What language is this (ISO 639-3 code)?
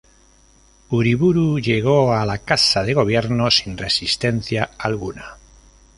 spa